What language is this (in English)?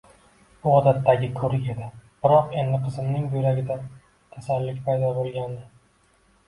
Uzbek